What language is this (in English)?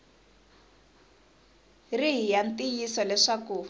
Tsonga